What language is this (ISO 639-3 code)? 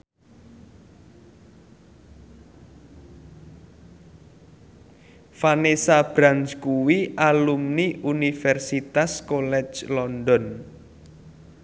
jav